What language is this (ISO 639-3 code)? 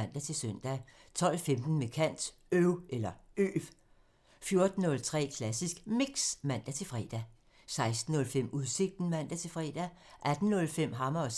dan